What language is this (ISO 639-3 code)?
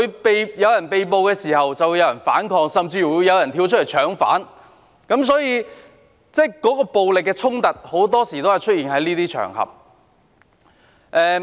yue